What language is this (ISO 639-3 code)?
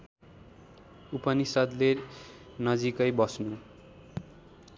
nep